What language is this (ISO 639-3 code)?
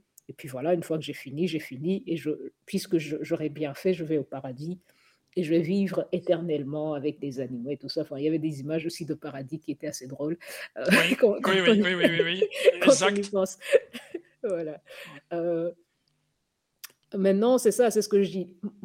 fra